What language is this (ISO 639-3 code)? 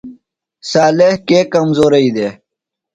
phl